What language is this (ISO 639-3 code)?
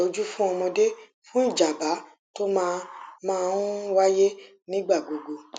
yor